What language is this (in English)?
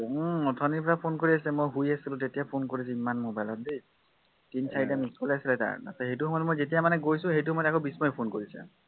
Assamese